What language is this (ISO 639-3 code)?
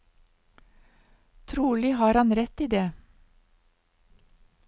nor